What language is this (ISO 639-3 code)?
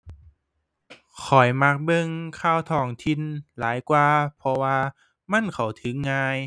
tha